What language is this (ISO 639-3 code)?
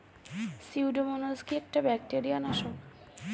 ben